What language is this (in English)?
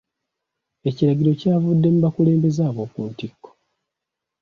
Ganda